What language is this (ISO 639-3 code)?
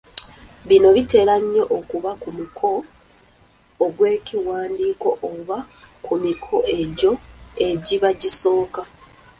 lug